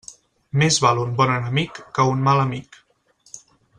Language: Catalan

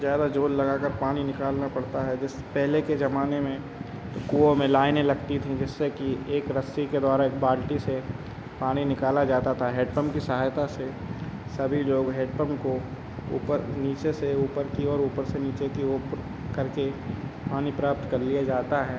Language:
Hindi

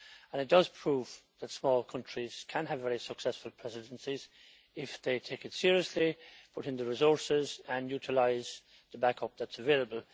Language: English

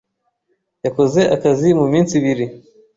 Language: Kinyarwanda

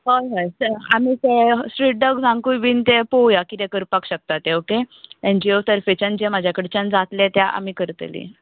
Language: Konkani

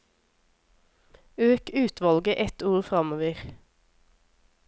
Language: Norwegian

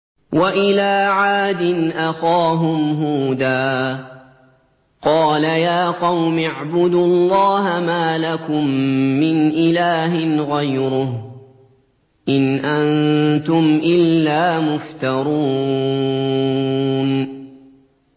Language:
Arabic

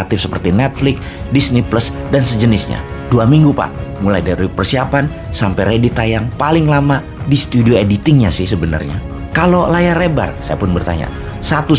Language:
Indonesian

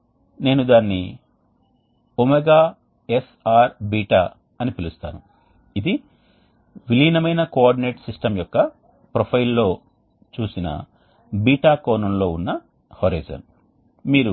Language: Telugu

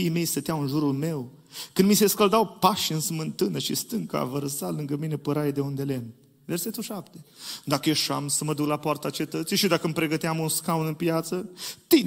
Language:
Romanian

